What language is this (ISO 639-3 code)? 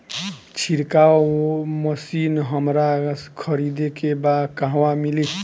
bho